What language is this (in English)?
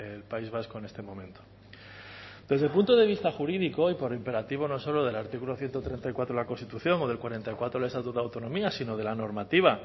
Spanish